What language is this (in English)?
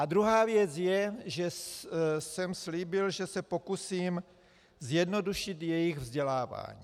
Czech